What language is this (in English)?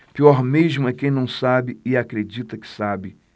Portuguese